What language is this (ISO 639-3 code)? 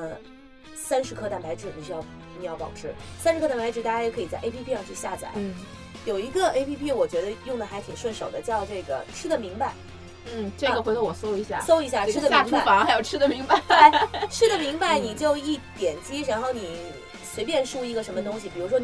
zho